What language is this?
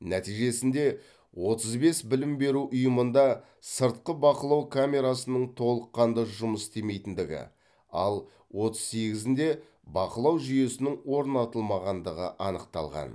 Kazakh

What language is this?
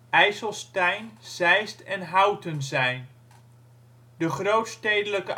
Dutch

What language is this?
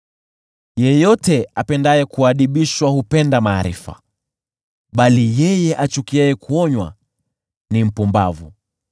Swahili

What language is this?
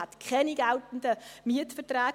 Swiss German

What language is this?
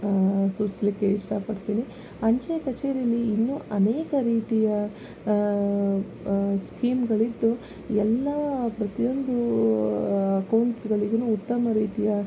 Kannada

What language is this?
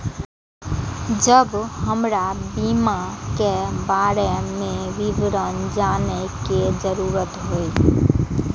Maithili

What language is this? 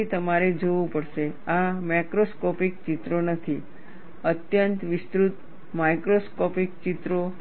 Gujarati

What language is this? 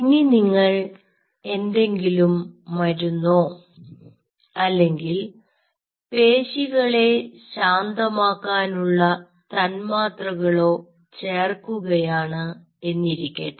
Malayalam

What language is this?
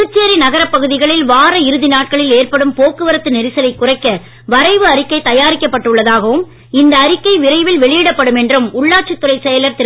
Tamil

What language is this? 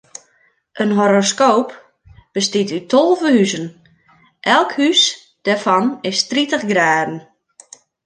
Western Frisian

